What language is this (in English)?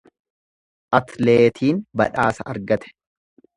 Oromo